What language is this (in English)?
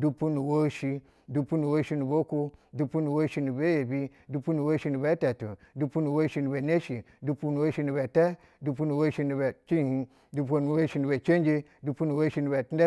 Basa (Nigeria)